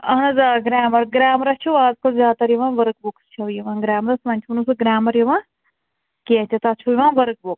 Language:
Kashmiri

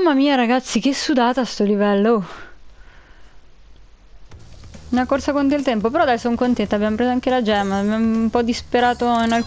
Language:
Italian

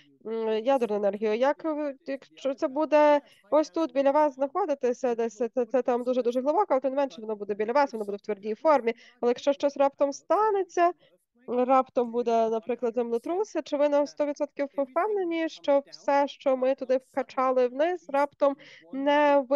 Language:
Ukrainian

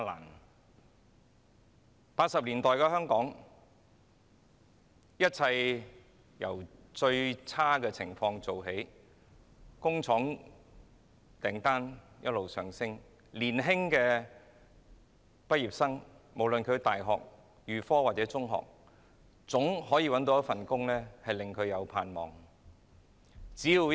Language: Cantonese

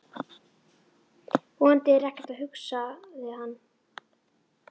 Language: Icelandic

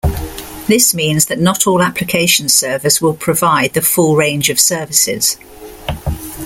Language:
English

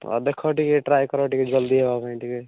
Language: Odia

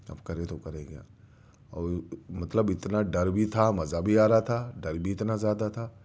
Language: Urdu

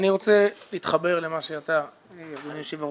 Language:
Hebrew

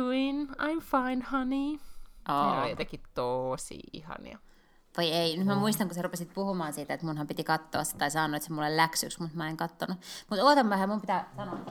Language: Finnish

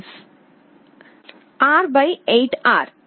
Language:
Telugu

